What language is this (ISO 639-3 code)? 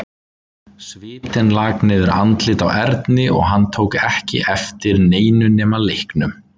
isl